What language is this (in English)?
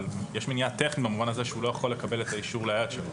Hebrew